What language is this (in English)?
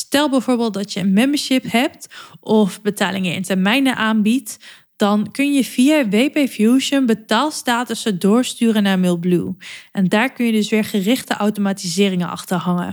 Dutch